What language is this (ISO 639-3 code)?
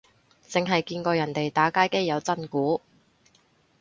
yue